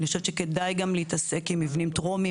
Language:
Hebrew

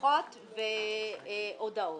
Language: Hebrew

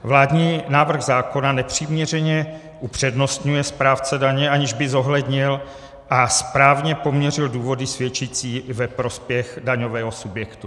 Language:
Czech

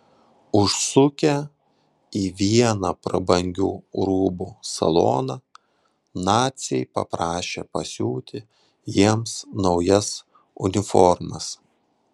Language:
Lithuanian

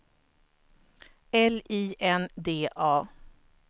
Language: Swedish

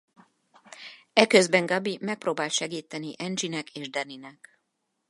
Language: Hungarian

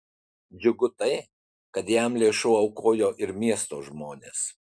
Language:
Lithuanian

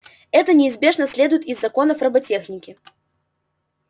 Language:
Russian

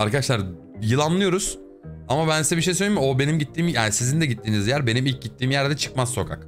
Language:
Turkish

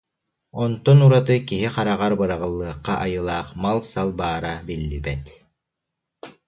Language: Yakut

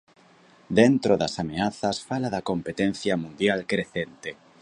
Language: Galician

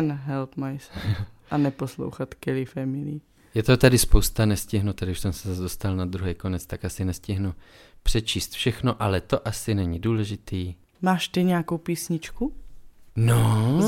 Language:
Czech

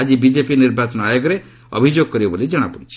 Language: Odia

